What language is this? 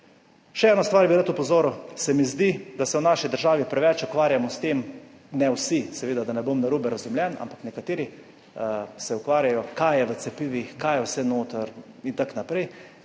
Slovenian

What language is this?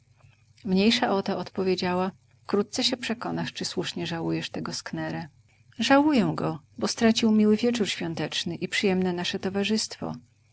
Polish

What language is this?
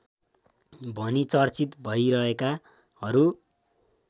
Nepali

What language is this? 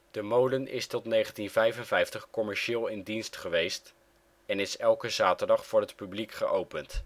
Dutch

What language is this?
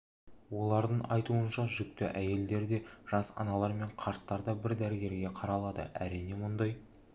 Kazakh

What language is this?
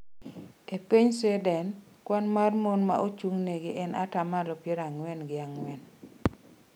Luo (Kenya and Tanzania)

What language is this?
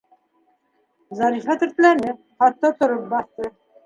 Bashkir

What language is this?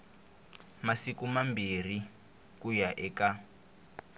Tsonga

